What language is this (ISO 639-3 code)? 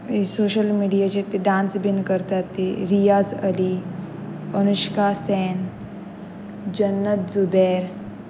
kok